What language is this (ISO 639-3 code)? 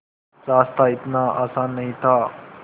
hin